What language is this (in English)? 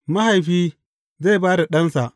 Hausa